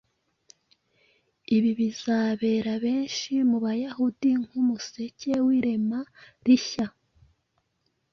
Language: Kinyarwanda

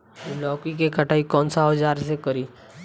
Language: Bhojpuri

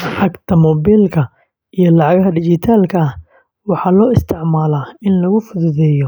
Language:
Somali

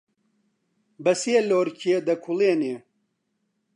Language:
Central Kurdish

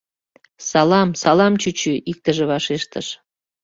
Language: Mari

